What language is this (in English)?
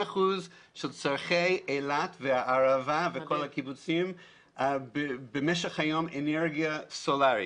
Hebrew